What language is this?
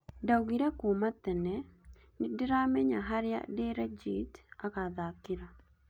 Kikuyu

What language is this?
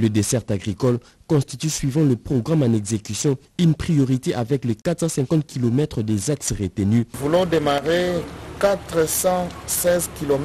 French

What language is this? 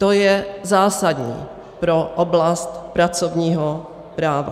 Czech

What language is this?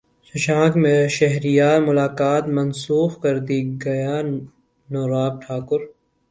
Urdu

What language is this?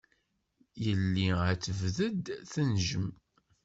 Kabyle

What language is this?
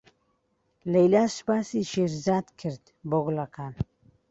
Central Kurdish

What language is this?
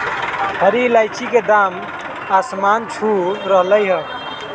Magahi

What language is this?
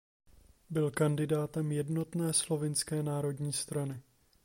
Czech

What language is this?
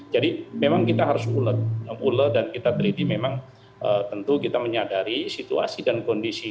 Indonesian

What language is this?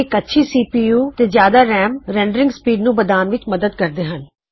Punjabi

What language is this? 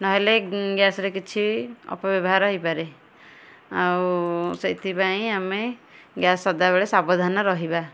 Odia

